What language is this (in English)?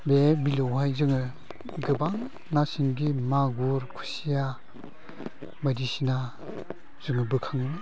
Bodo